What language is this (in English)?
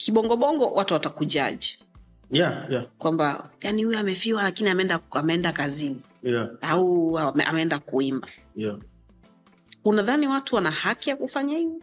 Swahili